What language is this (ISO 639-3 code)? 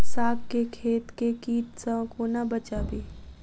mai